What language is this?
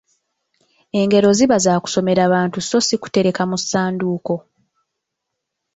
Ganda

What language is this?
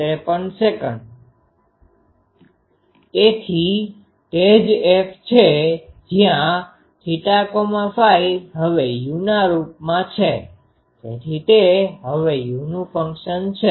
Gujarati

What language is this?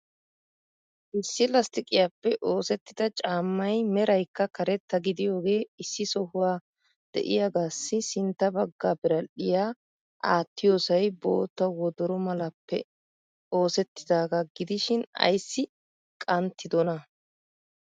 Wolaytta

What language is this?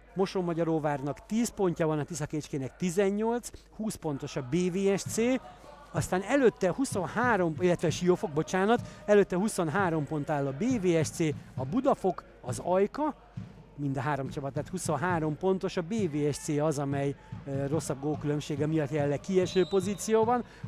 Hungarian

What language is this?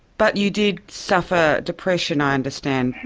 English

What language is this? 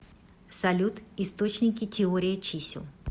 Russian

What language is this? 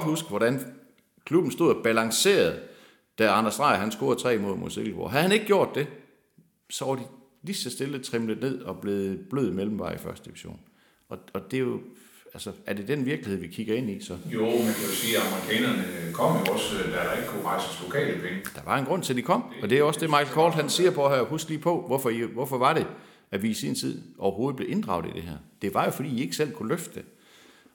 Danish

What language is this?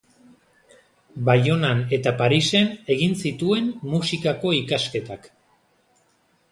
Basque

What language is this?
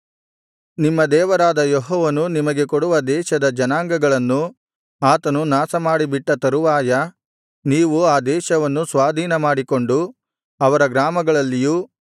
Kannada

